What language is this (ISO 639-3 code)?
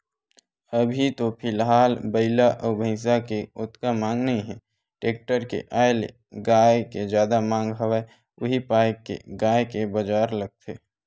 hne